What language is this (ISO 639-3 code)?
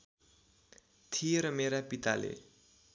nep